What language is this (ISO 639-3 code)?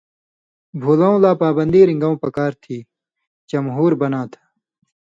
mvy